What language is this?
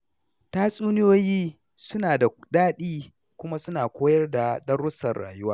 Hausa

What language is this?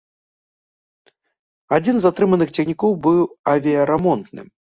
Belarusian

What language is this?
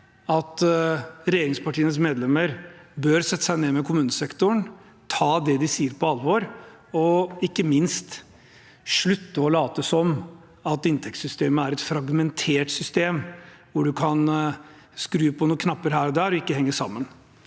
Norwegian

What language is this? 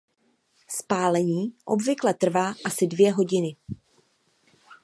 Czech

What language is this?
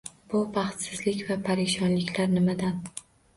Uzbek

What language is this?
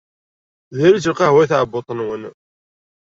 Kabyle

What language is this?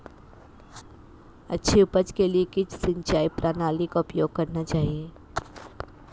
Hindi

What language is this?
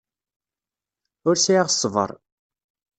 Kabyle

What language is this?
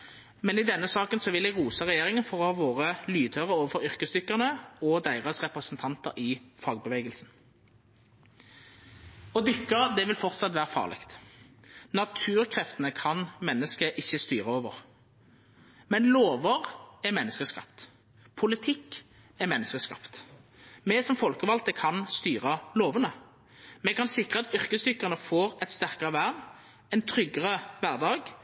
Norwegian Nynorsk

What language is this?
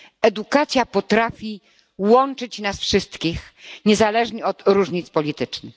Polish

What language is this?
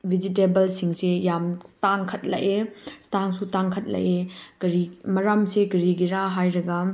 Manipuri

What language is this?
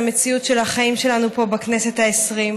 Hebrew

